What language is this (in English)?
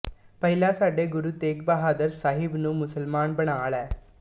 Punjabi